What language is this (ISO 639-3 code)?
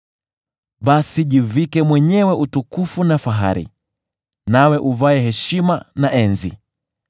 swa